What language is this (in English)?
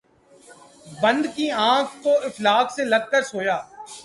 Urdu